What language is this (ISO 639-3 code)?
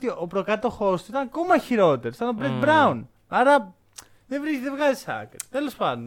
ell